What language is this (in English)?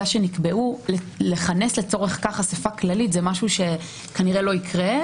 Hebrew